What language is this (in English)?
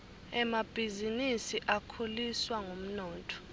Swati